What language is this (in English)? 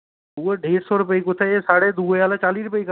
Dogri